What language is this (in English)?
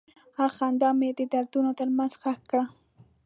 Pashto